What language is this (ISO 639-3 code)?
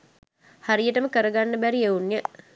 sin